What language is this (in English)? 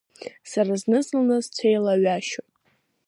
Abkhazian